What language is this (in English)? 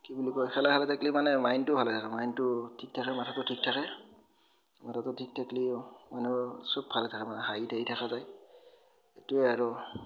Assamese